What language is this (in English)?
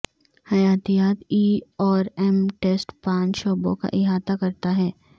Urdu